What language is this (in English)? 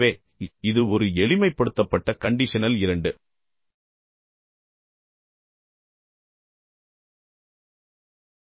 Tamil